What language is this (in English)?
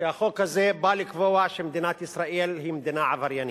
Hebrew